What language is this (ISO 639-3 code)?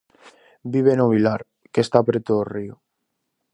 glg